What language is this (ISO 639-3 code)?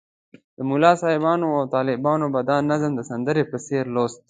pus